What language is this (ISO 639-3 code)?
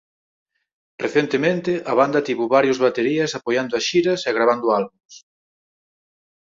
glg